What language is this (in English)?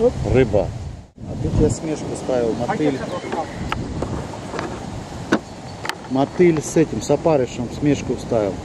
Russian